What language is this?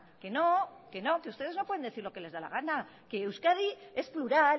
Spanish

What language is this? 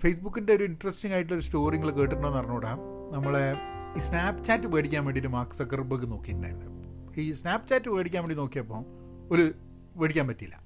Malayalam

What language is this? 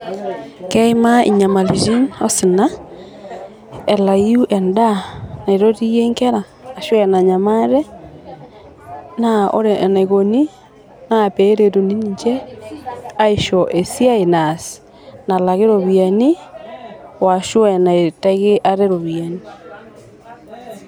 Masai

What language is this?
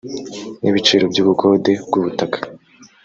Kinyarwanda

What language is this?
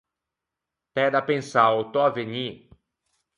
Ligurian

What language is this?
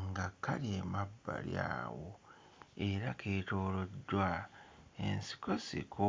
Ganda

